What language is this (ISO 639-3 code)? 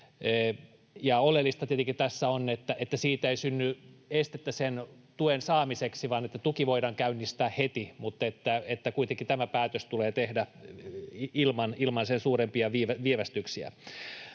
fin